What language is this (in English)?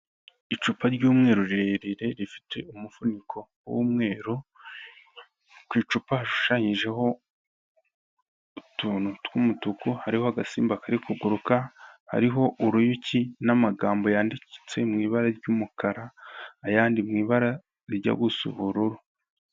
Kinyarwanda